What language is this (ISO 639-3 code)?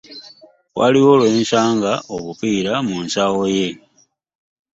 lug